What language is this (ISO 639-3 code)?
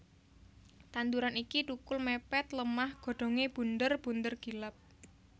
jav